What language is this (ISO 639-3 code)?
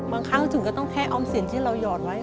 tha